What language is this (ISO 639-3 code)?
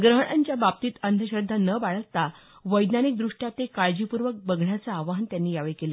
mar